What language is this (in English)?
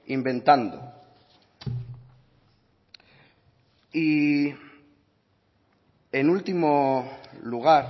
Spanish